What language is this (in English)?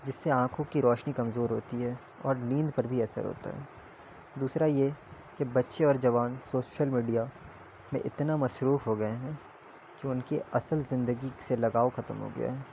Urdu